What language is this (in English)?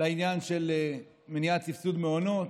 Hebrew